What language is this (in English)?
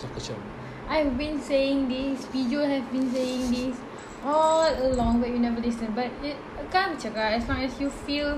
Malay